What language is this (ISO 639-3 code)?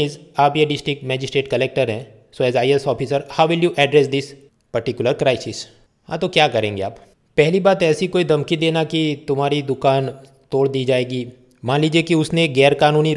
hin